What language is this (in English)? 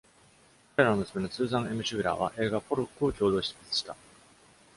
Japanese